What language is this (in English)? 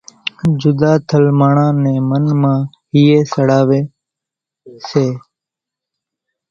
Kachi Koli